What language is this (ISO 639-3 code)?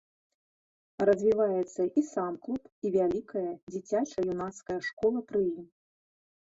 bel